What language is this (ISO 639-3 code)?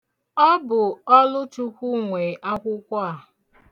ibo